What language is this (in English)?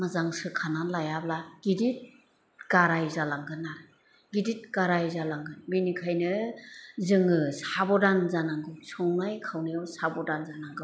Bodo